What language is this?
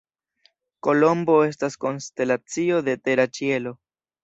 Esperanto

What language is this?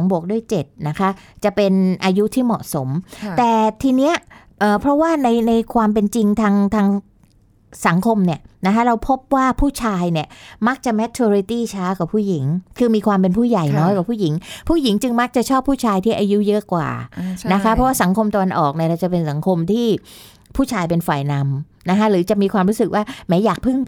Thai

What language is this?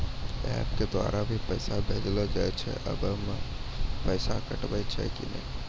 Maithili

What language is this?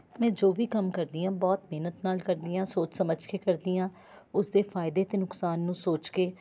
Punjabi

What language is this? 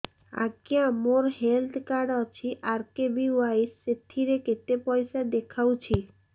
Odia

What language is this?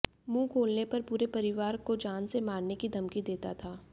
Hindi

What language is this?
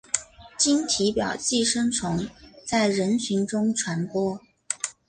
Chinese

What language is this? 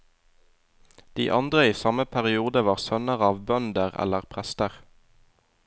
Norwegian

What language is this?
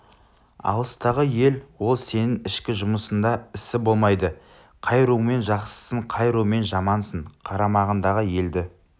Kazakh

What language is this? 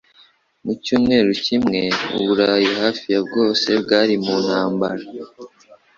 Kinyarwanda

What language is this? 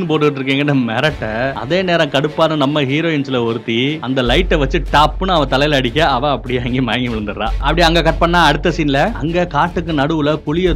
Tamil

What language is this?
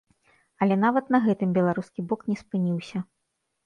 Belarusian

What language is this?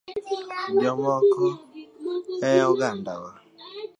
Luo (Kenya and Tanzania)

